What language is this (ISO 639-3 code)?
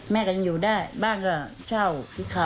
tha